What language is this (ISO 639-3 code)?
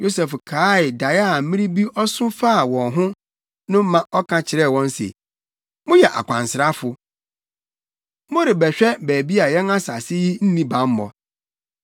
aka